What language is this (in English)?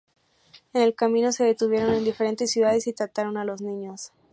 Spanish